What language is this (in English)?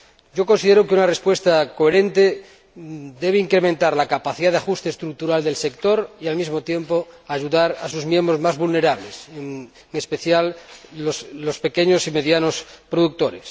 Spanish